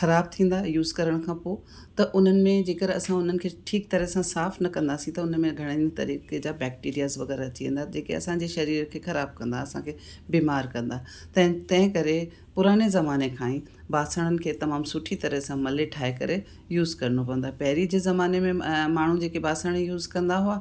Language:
Sindhi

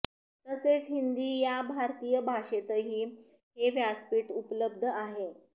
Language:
Marathi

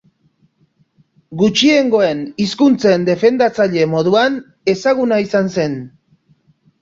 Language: Basque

